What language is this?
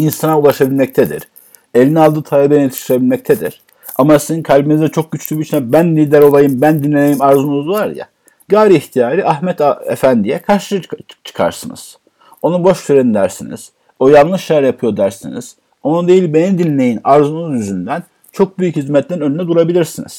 Turkish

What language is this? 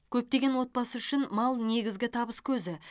Kazakh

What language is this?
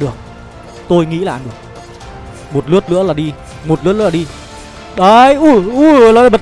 Vietnamese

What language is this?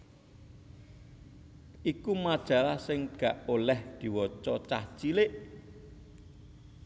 Javanese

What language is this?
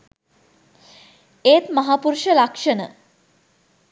Sinhala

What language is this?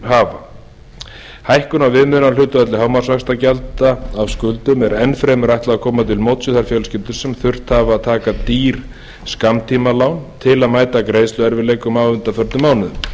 Icelandic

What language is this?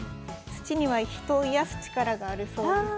Japanese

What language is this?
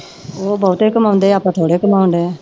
Punjabi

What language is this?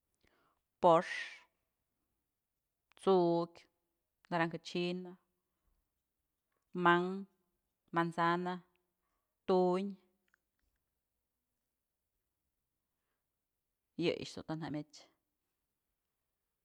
Mazatlán Mixe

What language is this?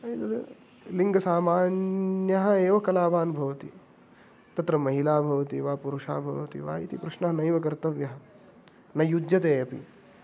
Sanskrit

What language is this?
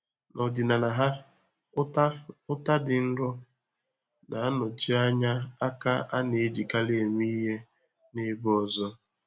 Igbo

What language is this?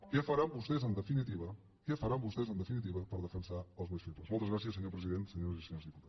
Catalan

